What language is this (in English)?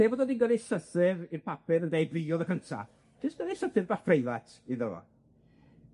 Welsh